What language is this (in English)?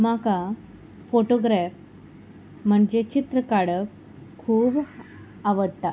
Konkani